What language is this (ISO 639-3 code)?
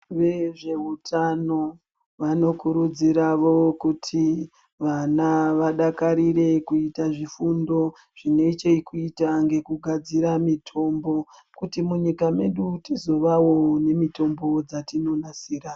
ndc